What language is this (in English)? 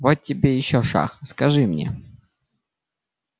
Russian